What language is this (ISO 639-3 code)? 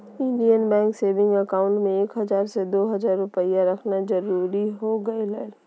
mag